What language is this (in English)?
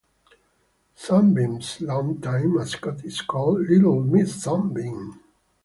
English